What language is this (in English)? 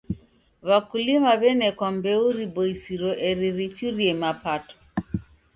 Taita